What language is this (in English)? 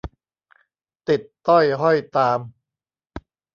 Thai